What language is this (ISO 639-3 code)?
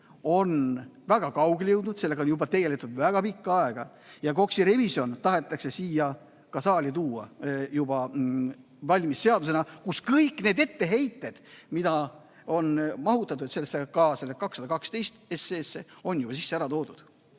est